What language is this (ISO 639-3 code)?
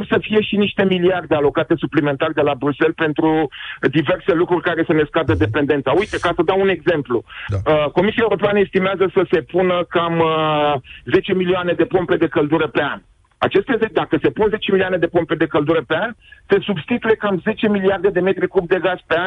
ron